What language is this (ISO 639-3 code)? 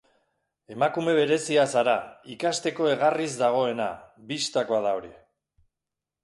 eus